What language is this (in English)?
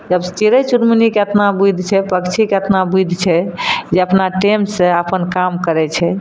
Maithili